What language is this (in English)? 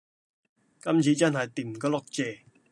Cantonese